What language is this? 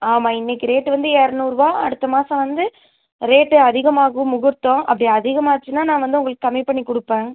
Tamil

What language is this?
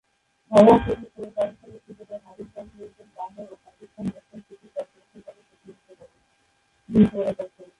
Bangla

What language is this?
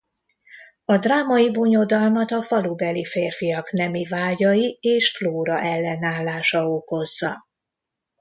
Hungarian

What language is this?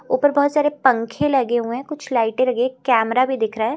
Hindi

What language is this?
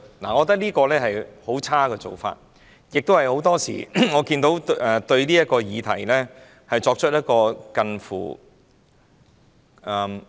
Cantonese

